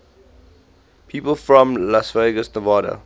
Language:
English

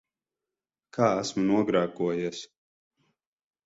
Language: Latvian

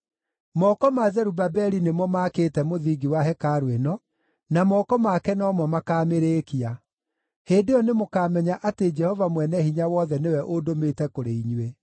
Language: Kikuyu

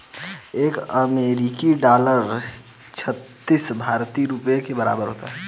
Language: Hindi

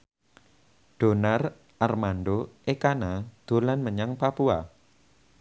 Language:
Javanese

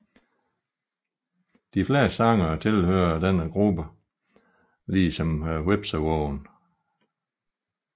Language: Danish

